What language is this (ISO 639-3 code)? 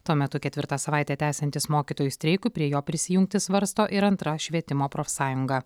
lit